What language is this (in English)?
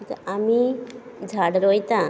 Konkani